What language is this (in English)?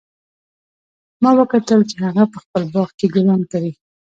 Pashto